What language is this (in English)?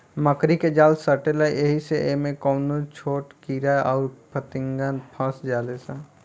Bhojpuri